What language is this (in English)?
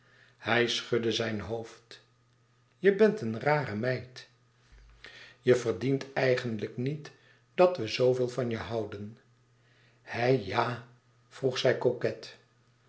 Dutch